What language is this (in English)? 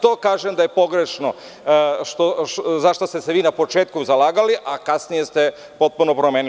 Serbian